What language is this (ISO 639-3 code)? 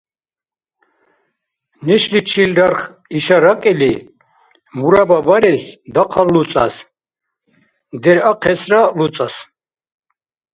dar